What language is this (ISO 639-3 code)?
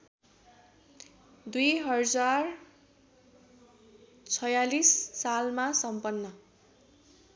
nep